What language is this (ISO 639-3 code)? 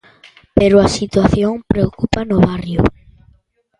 glg